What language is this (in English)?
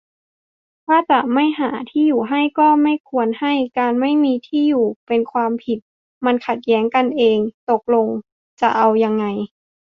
Thai